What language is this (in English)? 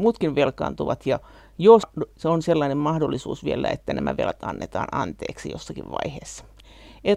Finnish